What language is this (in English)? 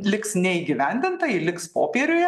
Lithuanian